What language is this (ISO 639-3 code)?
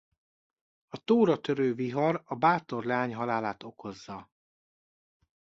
hun